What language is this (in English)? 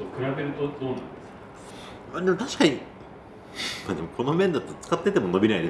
Japanese